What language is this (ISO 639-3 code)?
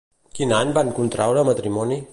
cat